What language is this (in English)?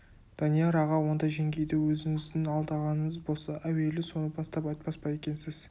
Kazakh